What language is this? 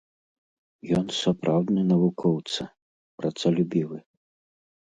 Belarusian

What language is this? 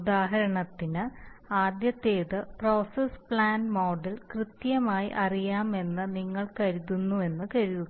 Malayalam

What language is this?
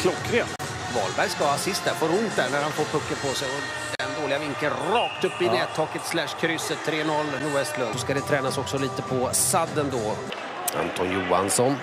Swedish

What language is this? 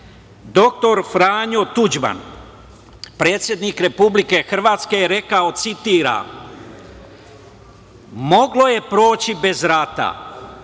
Serbian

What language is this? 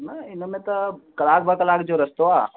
Sindhi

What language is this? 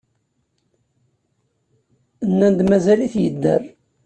Kabyle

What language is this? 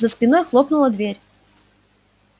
Russian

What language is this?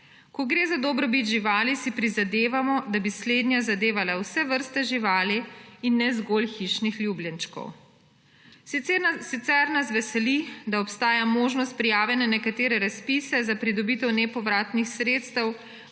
Slovenian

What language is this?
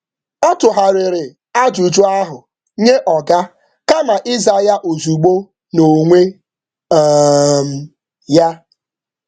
Igbo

